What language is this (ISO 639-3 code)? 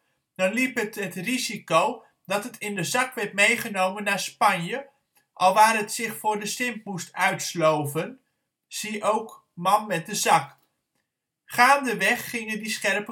nld